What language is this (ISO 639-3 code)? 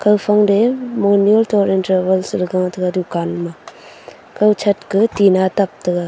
nnp